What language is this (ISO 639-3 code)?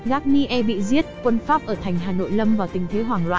vie